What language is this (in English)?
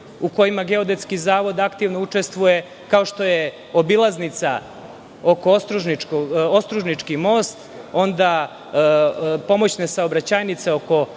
Serbian